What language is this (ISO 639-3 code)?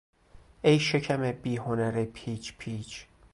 fas